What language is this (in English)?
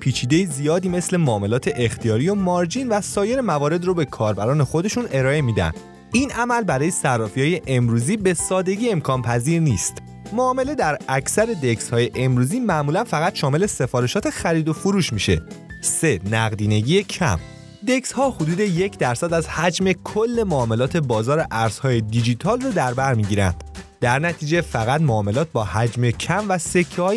Persian